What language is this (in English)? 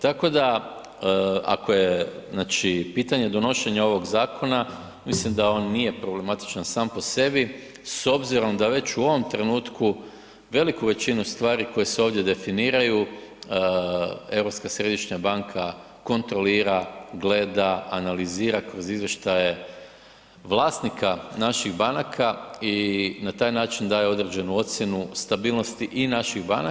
Croatian